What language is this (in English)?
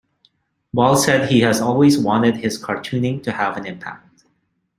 English